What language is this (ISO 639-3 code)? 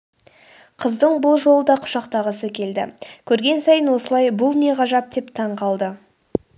kaz